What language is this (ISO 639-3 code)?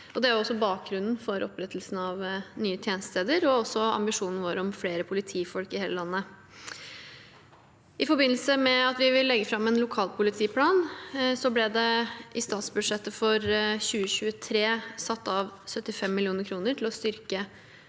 nor